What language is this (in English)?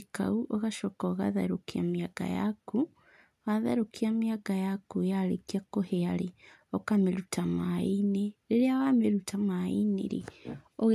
Kikuyu